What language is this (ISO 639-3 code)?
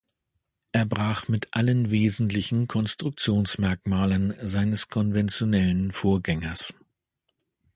deu